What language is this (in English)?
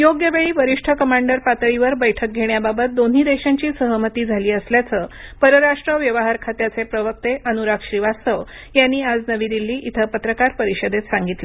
Marathi